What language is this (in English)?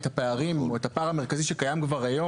Hebrew